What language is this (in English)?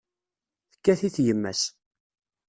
Kabyle